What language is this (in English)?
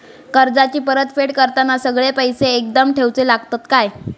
Marathi